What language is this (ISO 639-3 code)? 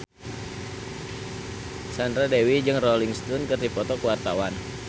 sun